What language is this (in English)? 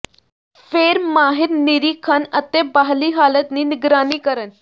Punjabi